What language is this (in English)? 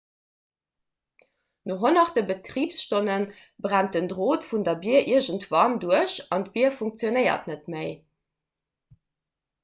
Luxembourgish